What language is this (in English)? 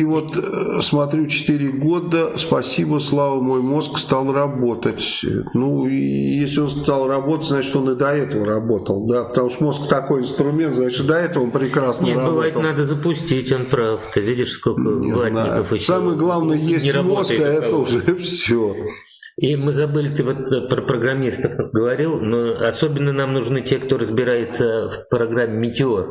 Russian